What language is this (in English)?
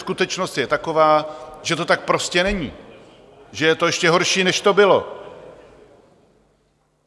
Czech